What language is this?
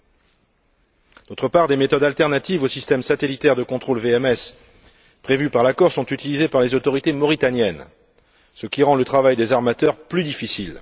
French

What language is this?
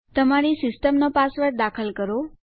Gujarati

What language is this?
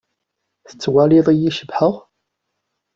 Kabyle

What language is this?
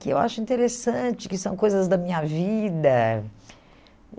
Portuguese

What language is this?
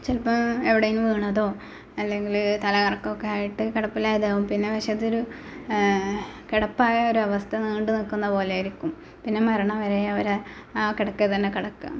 Malayalam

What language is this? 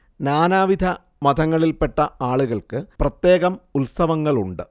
Malayalam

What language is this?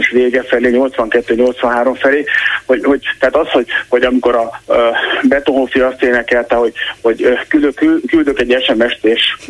Hungarian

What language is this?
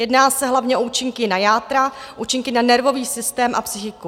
Czech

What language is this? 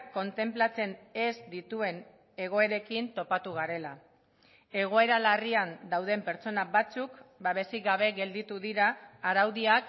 Basque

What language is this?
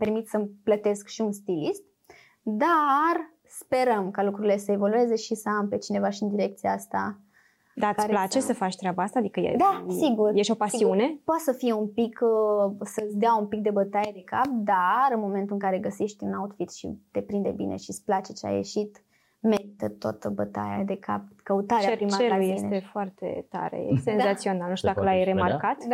Romanian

